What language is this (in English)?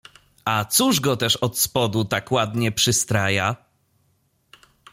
Polish